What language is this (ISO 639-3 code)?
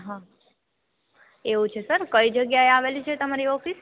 guj